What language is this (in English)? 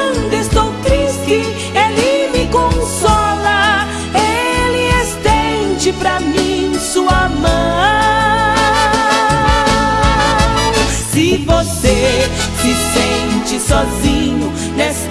Portuguese